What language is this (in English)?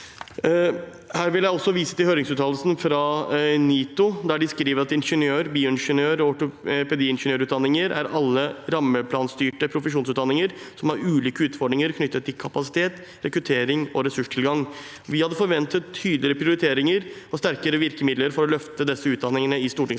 Norwegian